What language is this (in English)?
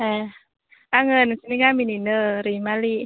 Bodo